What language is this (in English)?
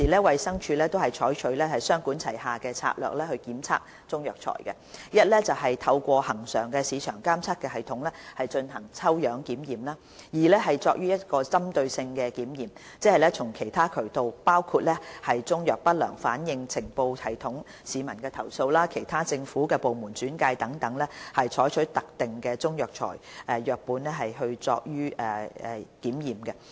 Cantonese